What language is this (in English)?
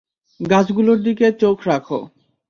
Bangla